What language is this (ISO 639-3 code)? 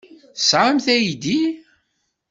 kab